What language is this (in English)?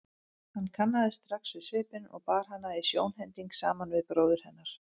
Icelandic